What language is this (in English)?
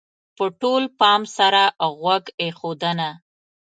Pashto